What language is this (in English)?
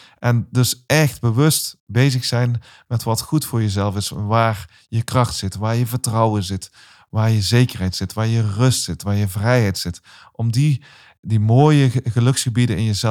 Dutch